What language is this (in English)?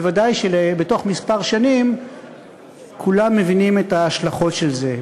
Hebrew